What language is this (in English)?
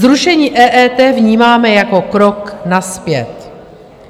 Czech